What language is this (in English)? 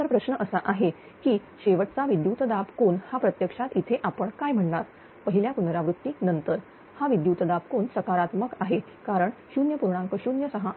Marathi